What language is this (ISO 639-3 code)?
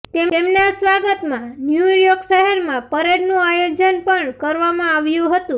guj